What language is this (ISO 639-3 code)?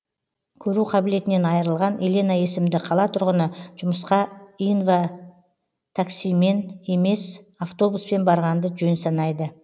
kaz